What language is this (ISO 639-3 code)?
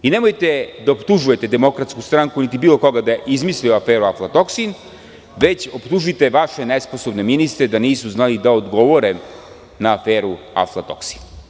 srp